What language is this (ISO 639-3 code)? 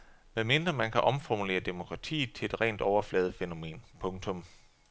dan